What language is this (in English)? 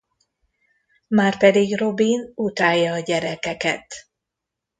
Hungarian